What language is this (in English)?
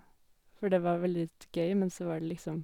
Norwegian